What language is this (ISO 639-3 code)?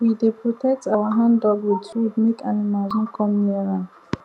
pcm